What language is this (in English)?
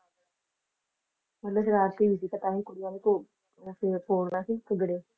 Punjabi